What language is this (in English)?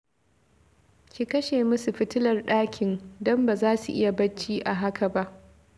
Hausa